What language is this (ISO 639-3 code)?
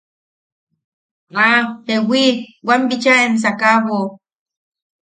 yaq